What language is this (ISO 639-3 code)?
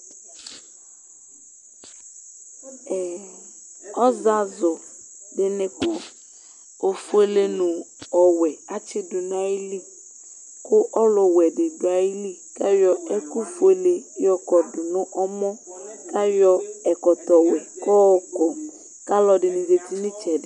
kpo